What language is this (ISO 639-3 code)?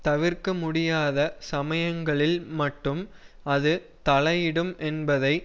tam